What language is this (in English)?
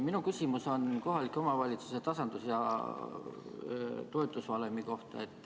Estonian